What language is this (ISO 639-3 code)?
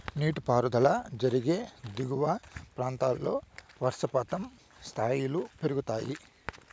tel